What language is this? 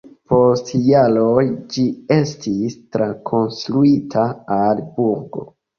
Esperanto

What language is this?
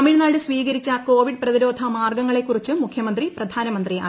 Malayalam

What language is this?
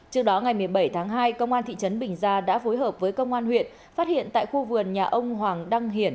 Vietnamese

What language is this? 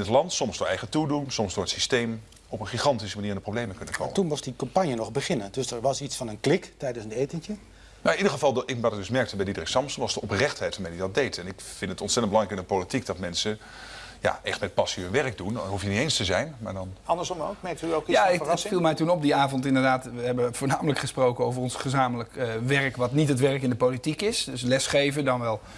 Dutch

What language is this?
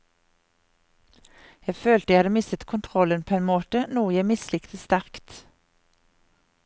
Norwegian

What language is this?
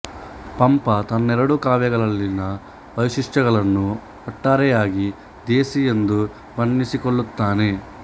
Kannada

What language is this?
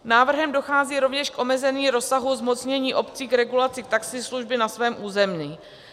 Czech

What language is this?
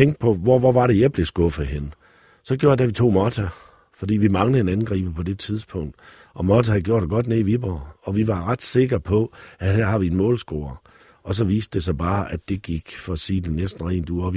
Danish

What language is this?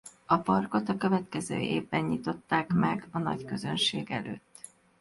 Hungarian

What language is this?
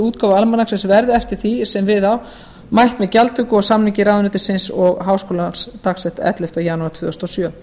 Icelandic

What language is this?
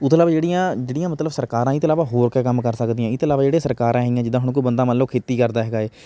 Punjabi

